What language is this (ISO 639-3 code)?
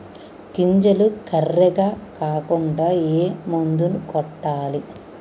tel